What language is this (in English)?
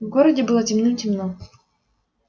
Russian